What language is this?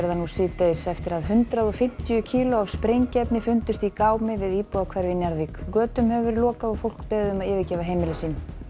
Icelandic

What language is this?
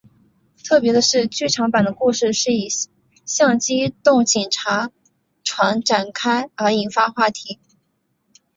Chinese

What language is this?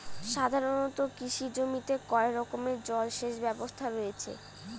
Bangla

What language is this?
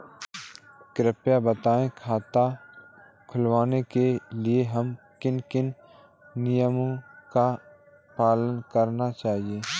Hindi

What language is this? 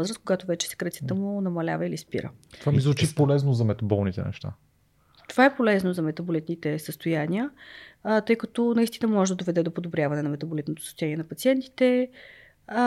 Bulgarian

